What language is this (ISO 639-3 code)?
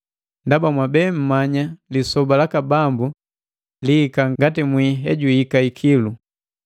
mgv